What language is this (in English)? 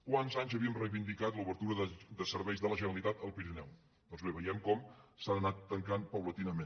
Catalan